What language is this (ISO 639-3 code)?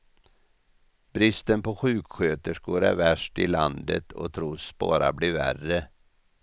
swe